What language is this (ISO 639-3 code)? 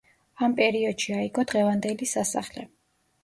kat